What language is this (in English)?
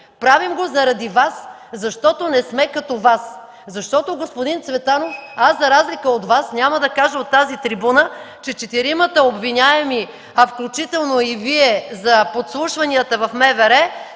Bulgarian